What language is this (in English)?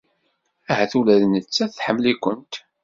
Kabyle